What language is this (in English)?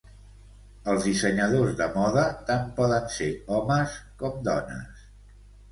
Catalan